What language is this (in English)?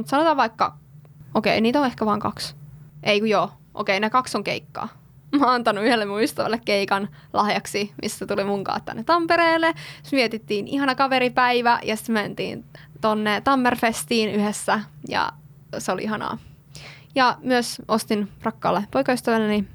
Finnish